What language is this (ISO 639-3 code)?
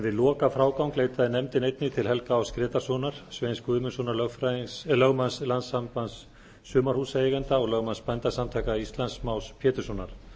isl